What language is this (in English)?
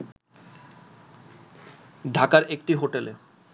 Bangla